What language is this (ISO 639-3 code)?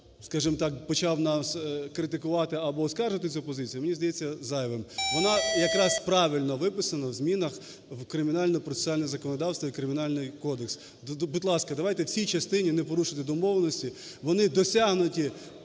ukr